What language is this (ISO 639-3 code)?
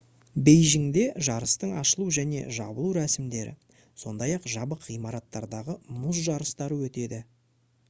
kaz